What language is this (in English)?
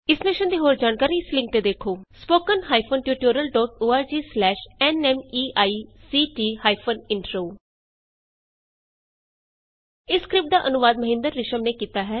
Punjabi